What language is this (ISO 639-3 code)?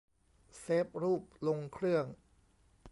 tha